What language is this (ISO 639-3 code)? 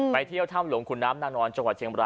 tha